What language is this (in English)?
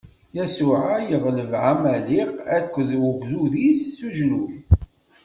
Kabyle